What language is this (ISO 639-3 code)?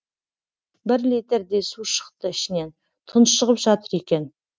kaz